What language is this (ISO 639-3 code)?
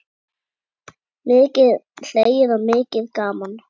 isl